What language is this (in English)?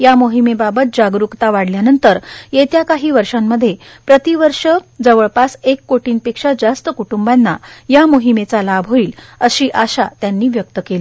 Marathi